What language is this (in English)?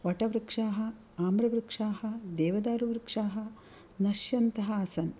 Sanskrit